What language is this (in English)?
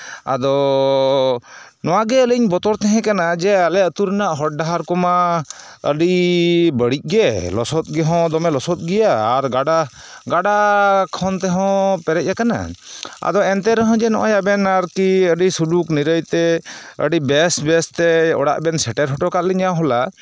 Santali